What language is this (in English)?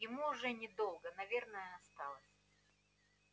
Russian